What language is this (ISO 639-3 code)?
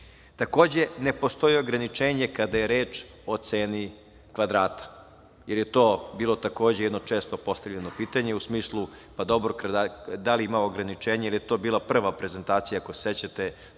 srp